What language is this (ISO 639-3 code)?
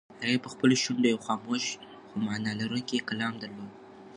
pus